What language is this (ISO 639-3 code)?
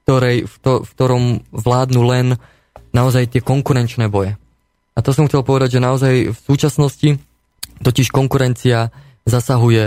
slk